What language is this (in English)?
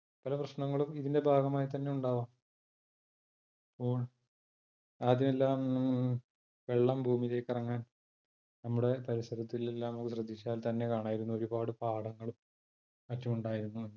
Malayalam